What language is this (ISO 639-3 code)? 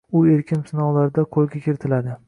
uzb